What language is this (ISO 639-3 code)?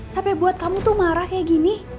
ind